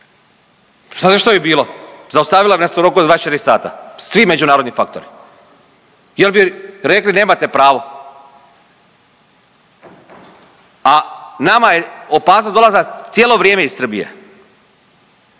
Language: Croatian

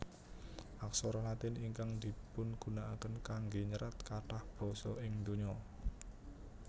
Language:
Javanese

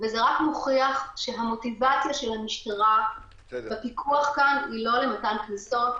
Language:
Hebrew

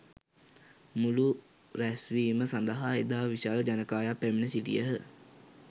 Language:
Sinhala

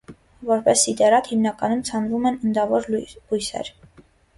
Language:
Armenian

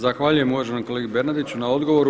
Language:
Croatian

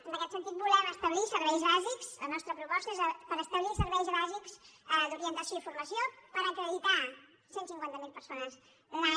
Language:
Catalan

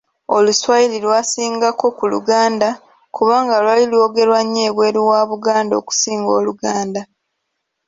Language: Ganda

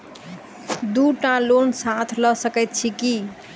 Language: Maithili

